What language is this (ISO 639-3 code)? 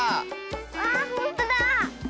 jpn